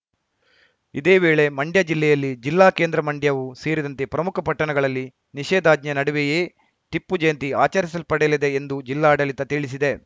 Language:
Kannada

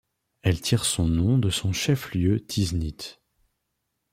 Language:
French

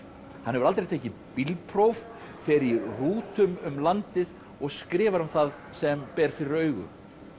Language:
Icelandic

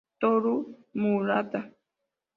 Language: Spanish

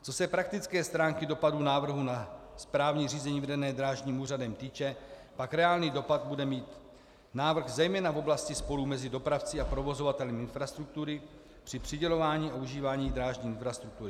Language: Czech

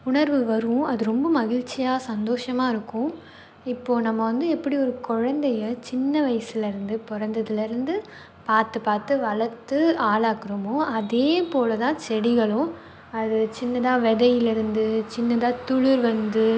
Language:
Tamil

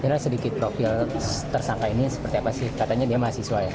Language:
Indonesian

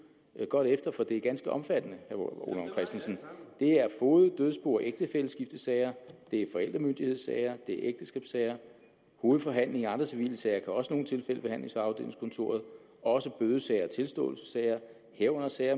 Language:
Danish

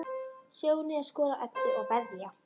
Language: Icelandic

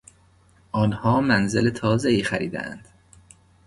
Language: Persian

